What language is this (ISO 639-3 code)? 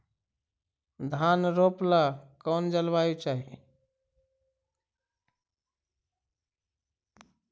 mag